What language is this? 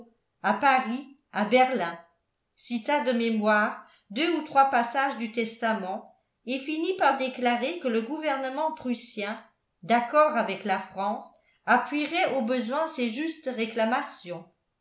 French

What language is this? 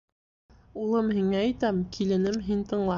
Bashkir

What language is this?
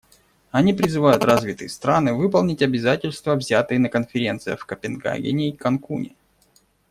Russian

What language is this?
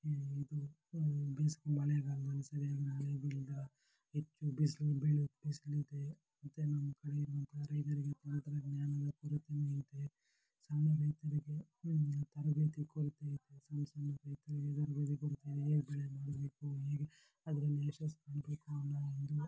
Kannada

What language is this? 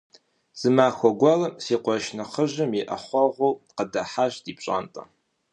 Kabardian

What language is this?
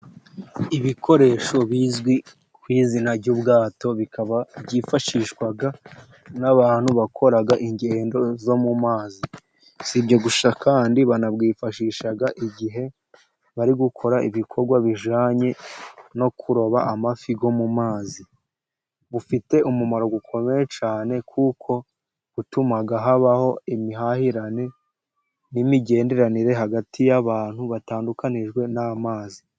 Kinyarwanda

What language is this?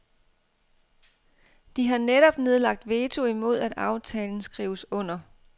Danish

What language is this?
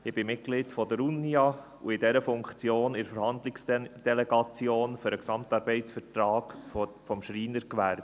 Swiss German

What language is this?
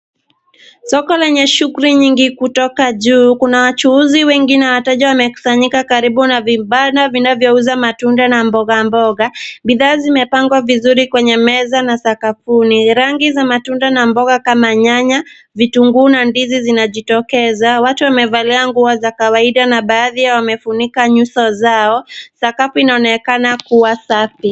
Swahili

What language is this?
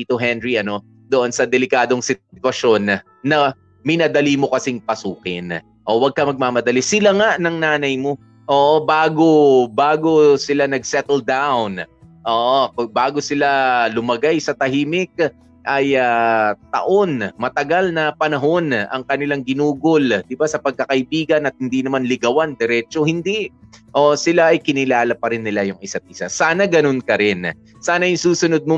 Filipino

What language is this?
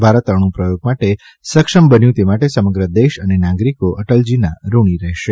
Gujarati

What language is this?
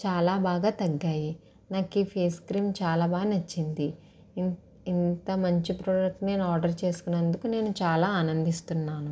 Telugu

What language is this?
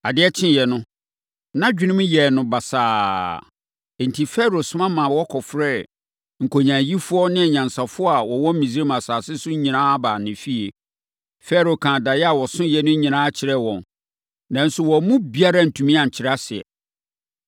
Akan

